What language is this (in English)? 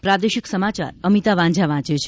Gujarati